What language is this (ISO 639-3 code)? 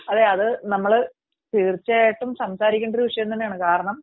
mal